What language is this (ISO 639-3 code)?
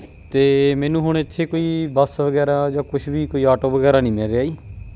pan